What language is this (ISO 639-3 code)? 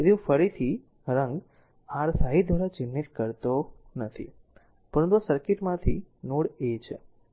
guj